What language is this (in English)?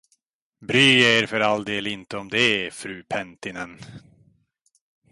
Swedish